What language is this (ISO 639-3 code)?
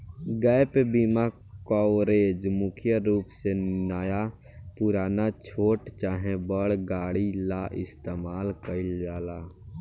bho